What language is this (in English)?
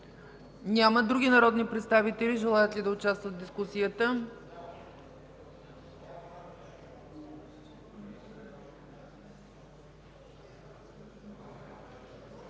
Bulgarian